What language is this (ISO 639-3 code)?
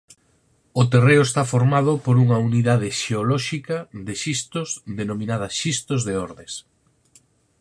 glg